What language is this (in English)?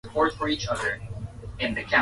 Swahili